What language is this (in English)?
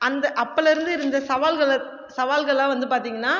Tamil